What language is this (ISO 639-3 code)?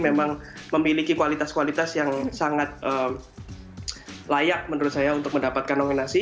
ind